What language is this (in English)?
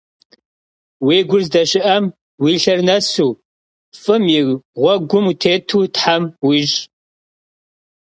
Kabardian